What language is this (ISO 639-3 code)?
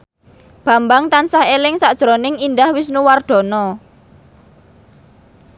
jav